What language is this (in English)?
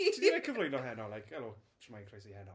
Welsh